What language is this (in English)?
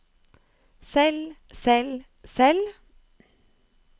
Norwegian